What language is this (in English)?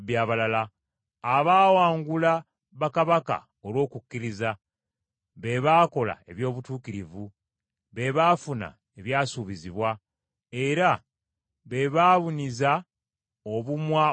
Ganda